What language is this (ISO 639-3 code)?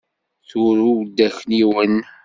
kab